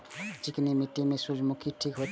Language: Maithili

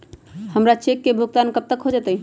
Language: Magahi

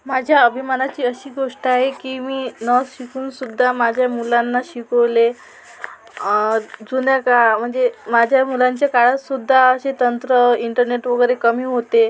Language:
Marathi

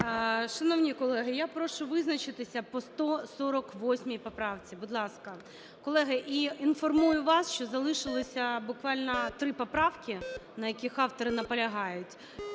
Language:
Ukrainian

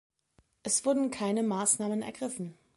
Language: German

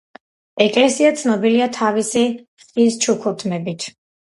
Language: Georgian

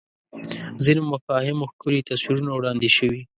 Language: Pashto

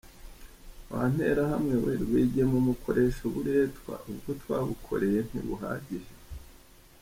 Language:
Kinyarwanda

